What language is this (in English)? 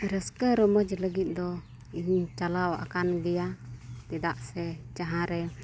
Santali